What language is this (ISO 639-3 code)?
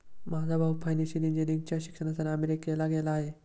mar